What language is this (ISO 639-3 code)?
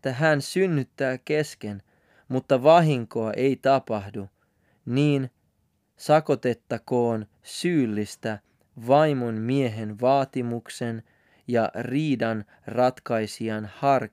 fin